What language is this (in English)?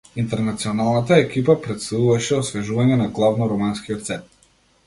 Macedonian